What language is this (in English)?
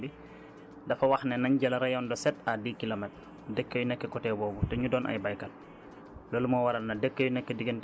Wolof